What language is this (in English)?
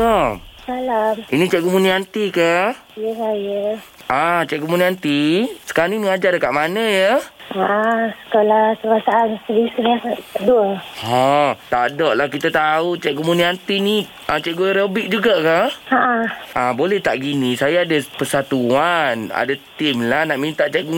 Malay